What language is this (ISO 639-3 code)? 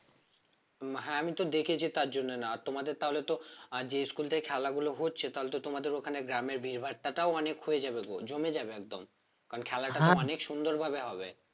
ben